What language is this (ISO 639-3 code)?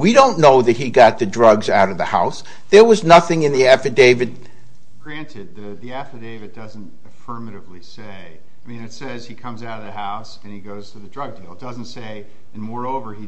eng